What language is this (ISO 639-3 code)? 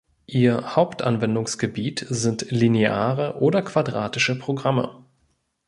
deu